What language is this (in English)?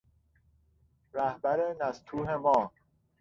Persian